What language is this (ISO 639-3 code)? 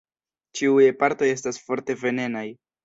epo